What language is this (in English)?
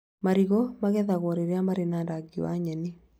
Kikuyu